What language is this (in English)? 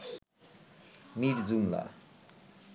Bangla